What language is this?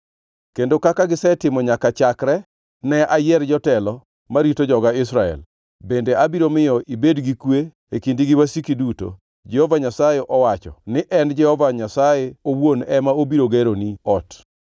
Luo (Kenya and Tanzania)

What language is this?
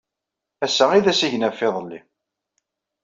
Kabyle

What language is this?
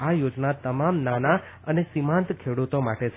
Gujarati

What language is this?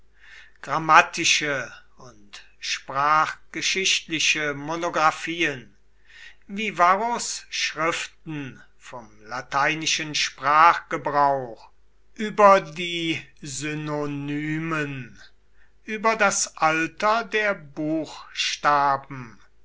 German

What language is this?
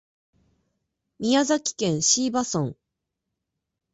Japanese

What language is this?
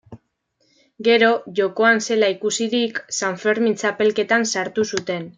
Basque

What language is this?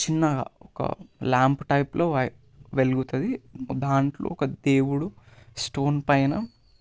Telugu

